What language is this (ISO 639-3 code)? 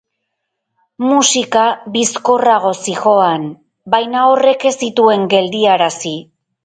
eus